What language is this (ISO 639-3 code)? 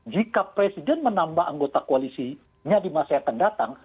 ind